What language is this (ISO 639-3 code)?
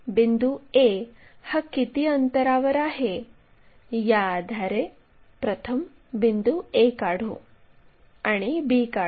mar